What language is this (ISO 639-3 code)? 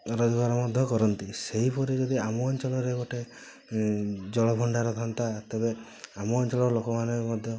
ori